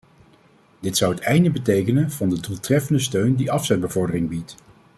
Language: Dutch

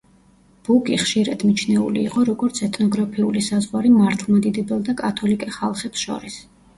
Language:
Georgian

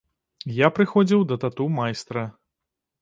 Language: Belarusian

